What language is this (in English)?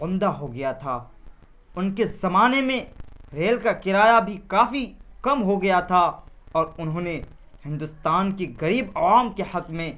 Urdu